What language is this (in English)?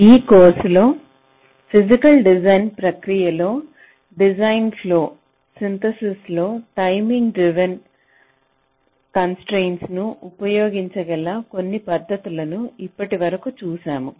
Telugu